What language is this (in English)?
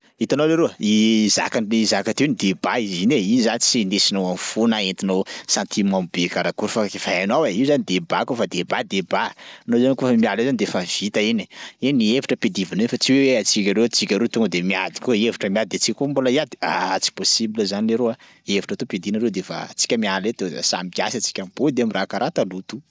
Sakalava Malagasy